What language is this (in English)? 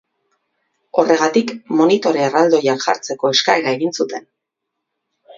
Basque